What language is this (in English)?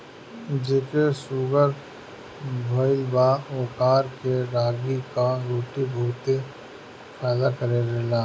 Bhojpuri